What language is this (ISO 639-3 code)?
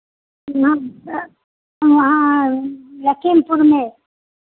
hin